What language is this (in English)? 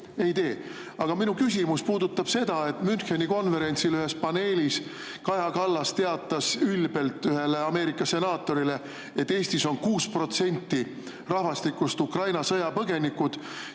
Estonian